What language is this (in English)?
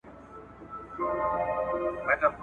Pashto